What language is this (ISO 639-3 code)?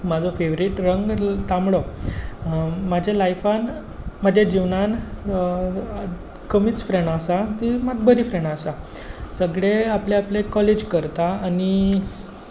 kok